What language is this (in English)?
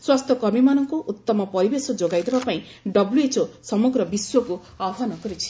Odia